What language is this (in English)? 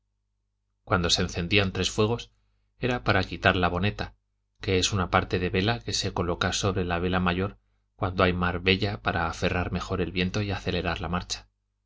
Spanish